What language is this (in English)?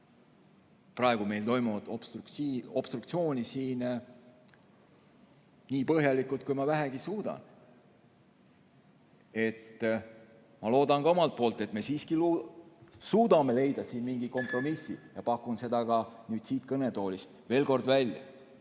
Estonian